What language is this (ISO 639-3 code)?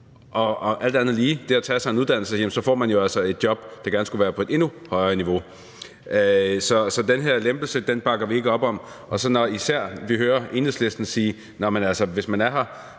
dan